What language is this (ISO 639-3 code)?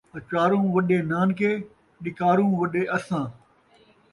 skr